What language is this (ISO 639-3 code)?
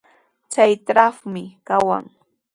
qws